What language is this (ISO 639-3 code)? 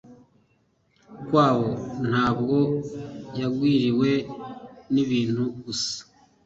kin